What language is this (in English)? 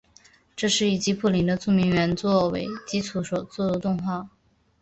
Chinese